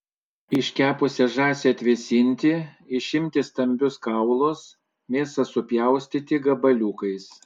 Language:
Lithuanian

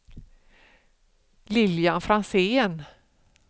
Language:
Swedish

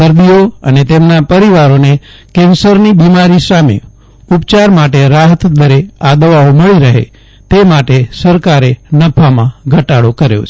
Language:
Gujarati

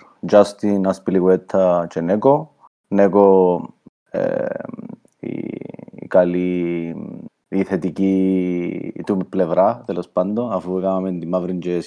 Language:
Greek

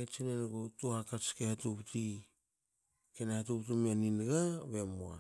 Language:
Hakö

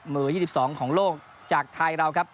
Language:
Thai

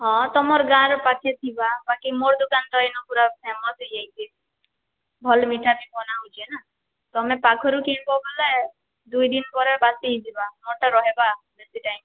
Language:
Odia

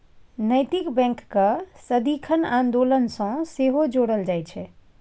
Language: Maithili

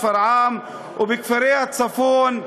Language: Hebrew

